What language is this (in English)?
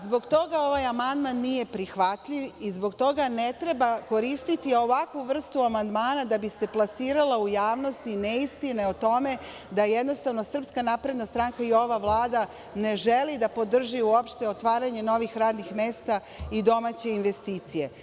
Serbian